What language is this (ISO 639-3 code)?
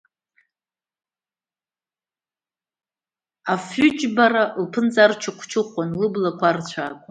abk